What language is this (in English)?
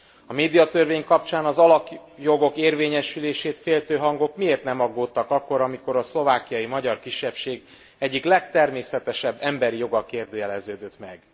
Hungarian